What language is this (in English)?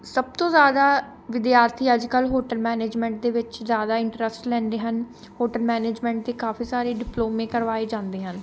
Punjabi